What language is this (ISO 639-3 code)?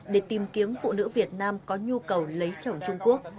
vie